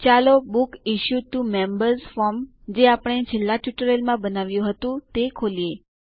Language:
Gujarati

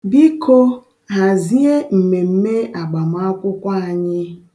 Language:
Igbo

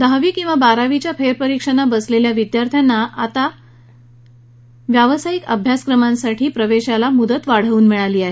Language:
Marathi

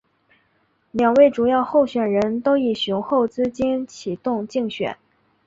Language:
Chinese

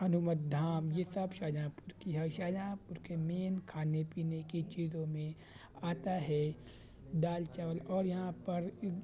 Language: Urdu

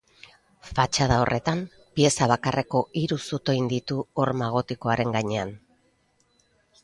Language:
Basque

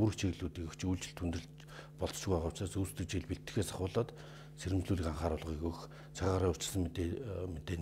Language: Korean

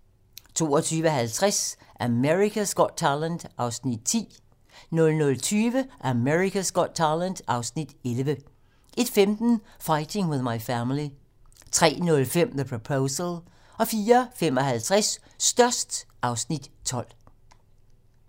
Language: Danish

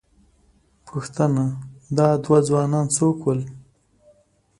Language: Pashto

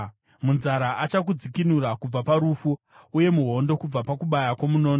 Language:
Shona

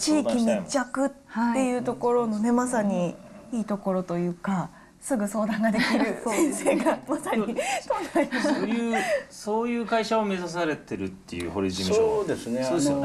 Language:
Japanese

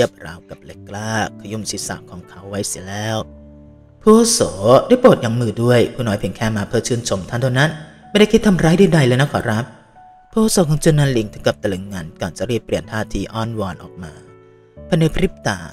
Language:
Thai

